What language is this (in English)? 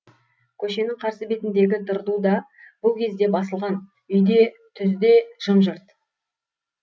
Kazakh